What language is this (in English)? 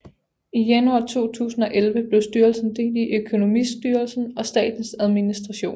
Danish